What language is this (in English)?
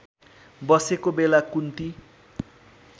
Nepali